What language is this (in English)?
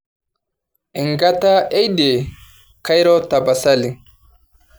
Masai